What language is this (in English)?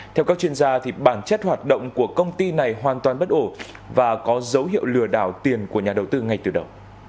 Vietnamese